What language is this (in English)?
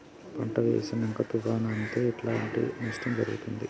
Telugu